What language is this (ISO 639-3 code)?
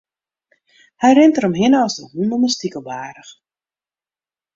fry